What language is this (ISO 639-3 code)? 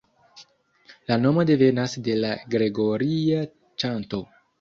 epo